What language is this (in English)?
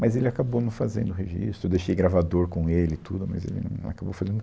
Portuguese